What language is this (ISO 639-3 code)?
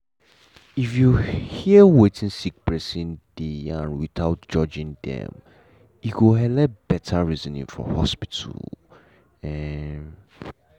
pcm